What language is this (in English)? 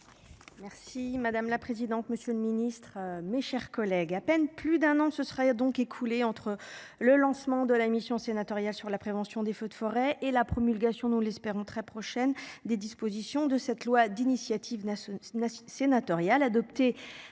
French